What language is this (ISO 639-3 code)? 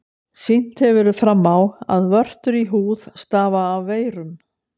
isl